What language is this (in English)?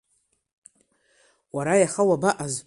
Abkhazian